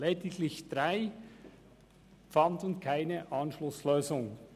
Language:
Swiss German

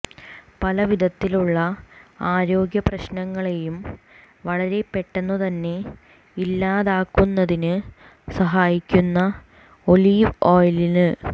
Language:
Malayalam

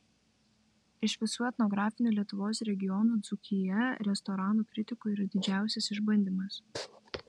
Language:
Lithuanian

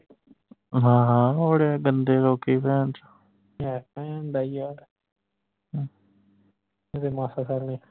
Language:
Punjabi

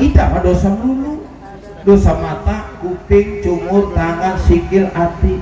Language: Indonesian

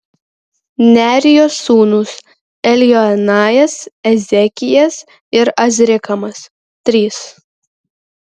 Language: Lithuanian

